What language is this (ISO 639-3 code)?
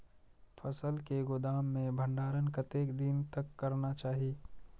mai